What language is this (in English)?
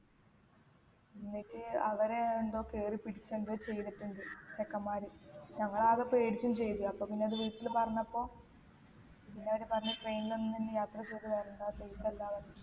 Malayalam